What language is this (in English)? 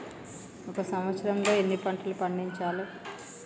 Telugu